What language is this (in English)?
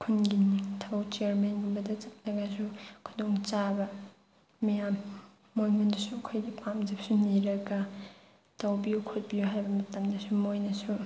Manipuri